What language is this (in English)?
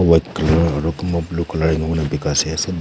Naga Pidgin